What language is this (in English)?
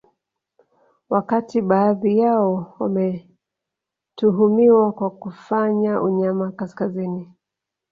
Swahili